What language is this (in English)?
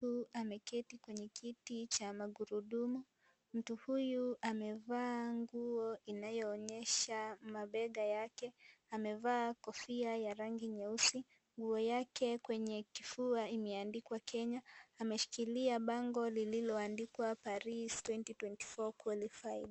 Swahili